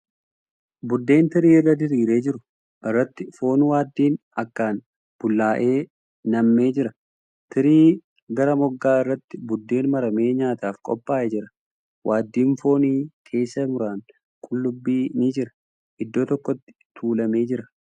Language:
Oromo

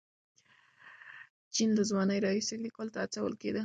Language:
Pashto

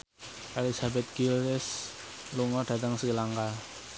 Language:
Javanese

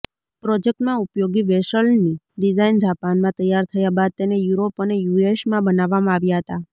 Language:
Gujarati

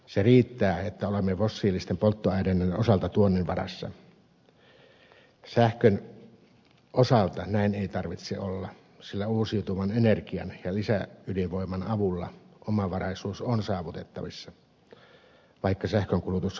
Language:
Finnish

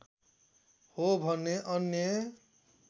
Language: Nepali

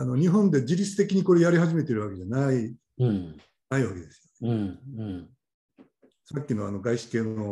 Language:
Japanese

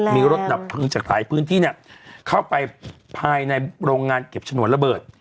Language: Thai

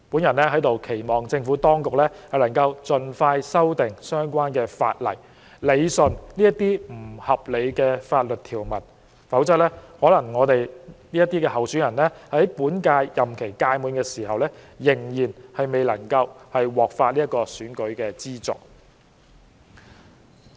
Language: Cantonese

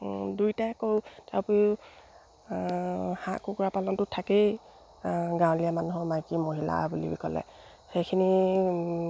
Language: Assamese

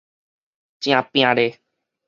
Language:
Min Nan Chinese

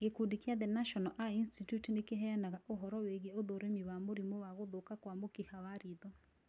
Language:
Kikuyu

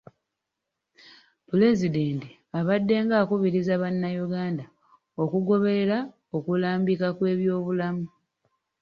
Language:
Ganda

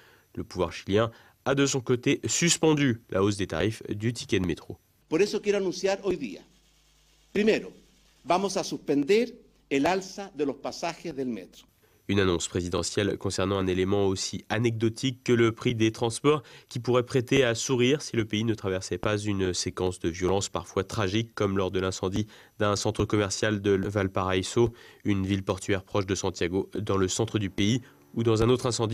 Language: French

